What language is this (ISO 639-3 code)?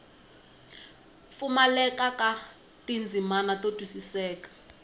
tso